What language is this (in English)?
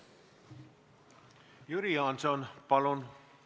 Estonian